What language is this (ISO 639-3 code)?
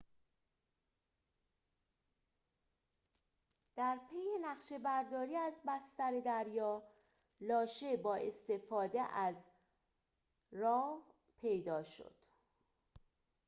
fas